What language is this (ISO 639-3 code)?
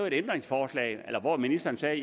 dan